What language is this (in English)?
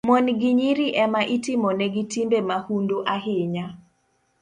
Luo (Kenya and Tanzania)